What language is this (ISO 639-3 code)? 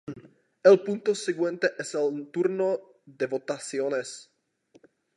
ces